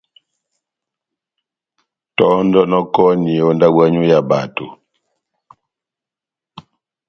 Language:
Batanga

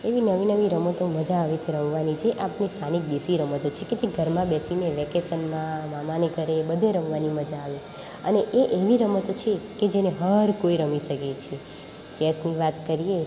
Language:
Gujarati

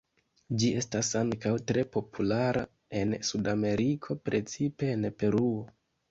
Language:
Esperanto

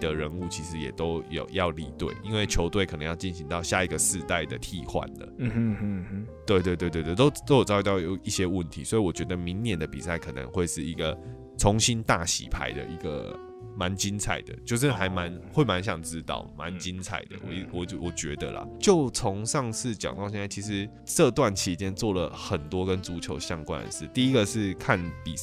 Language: Chinese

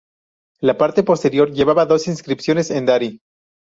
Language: Spanish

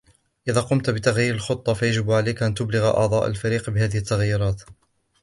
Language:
Arabic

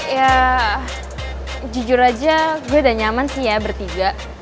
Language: Indonesian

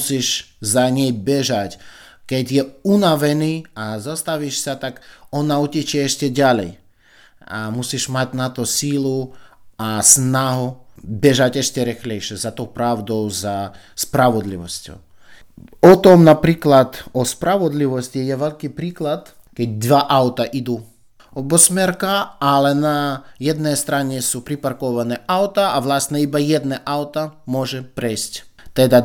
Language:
Slovak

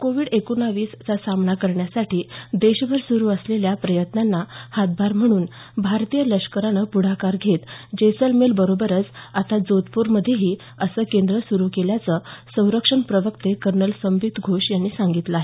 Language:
Marathi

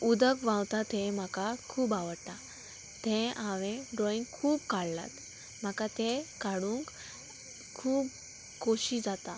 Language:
Konkani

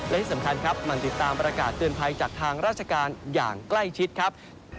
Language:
Thai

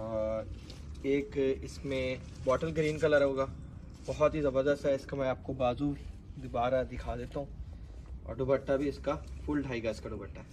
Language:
Hindi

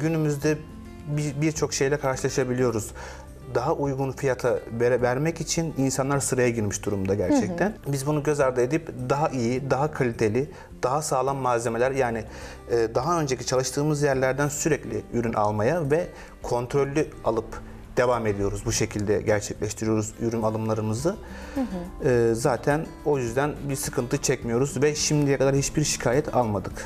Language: Turkish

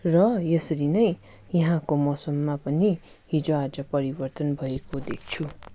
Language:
Nepali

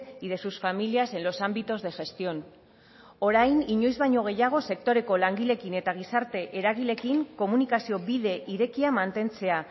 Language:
Basque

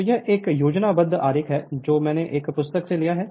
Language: Hindi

